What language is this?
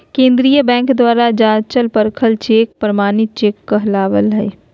Magahi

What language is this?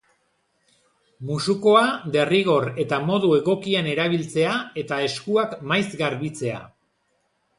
Basque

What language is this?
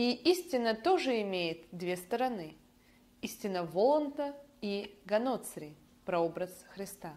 Russian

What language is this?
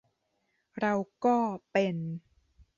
Thai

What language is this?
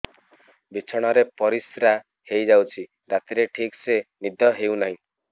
Odia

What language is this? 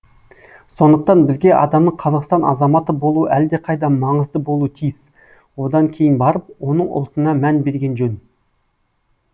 Kazakh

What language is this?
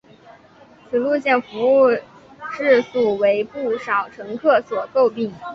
Chinese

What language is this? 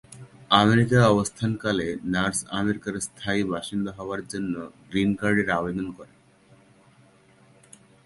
Bangla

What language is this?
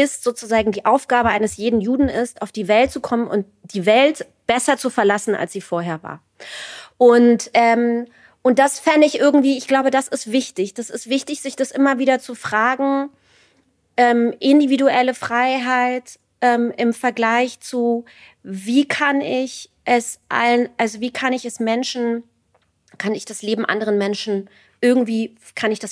German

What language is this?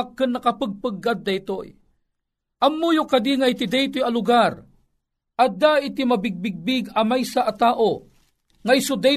Filipino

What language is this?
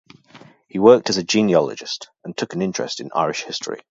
English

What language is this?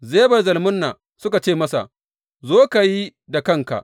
Hausa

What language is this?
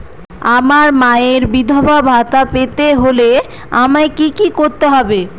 Bangla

